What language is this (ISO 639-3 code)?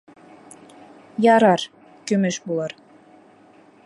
bak